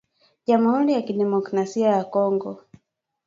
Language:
Swahili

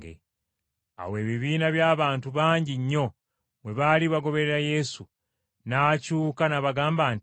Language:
Ganda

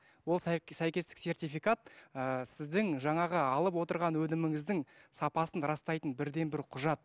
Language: Kazakh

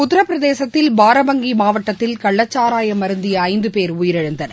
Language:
Tamil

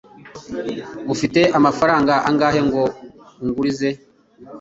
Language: Kinyarwanda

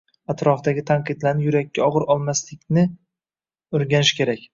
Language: Uzbek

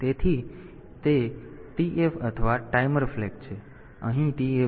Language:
Gujarati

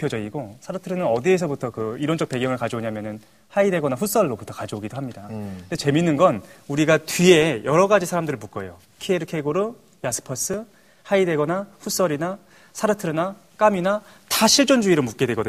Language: Korean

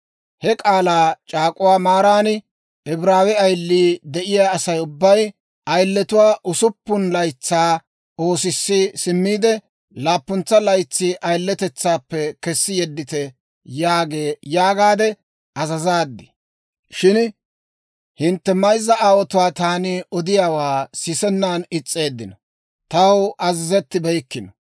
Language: Dawro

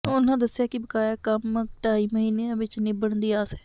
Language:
Punjabi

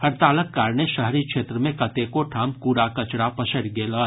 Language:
Maithili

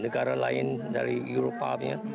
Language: Indonesian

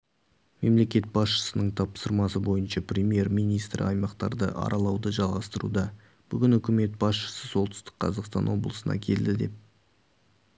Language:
Kazakh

